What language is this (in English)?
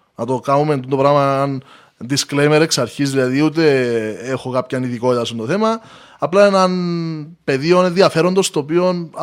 Greek